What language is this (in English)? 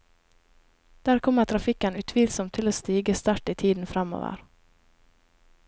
Norwegian